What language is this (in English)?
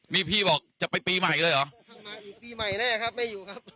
Thai